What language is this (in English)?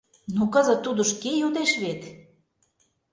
Mari